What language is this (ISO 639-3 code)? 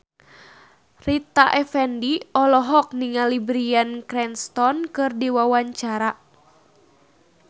sun